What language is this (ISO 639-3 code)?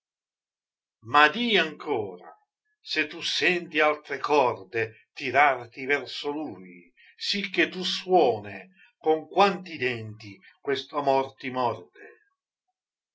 ita